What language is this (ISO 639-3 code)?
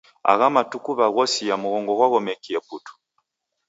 dav